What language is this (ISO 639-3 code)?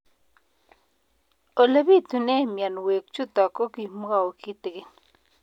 kln